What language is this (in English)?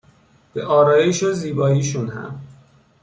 Persian